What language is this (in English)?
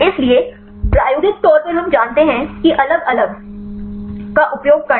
Hindi